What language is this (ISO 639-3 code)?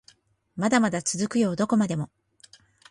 jpn